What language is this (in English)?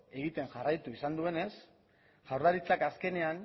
Basque